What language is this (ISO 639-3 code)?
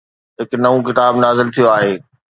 snd